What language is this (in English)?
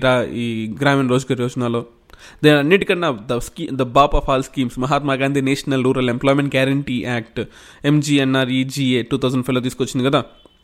Telugu